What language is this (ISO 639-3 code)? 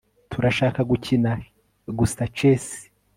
kin